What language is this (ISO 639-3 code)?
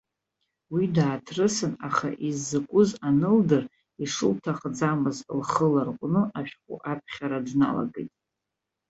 abk